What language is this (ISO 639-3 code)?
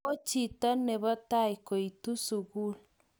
kln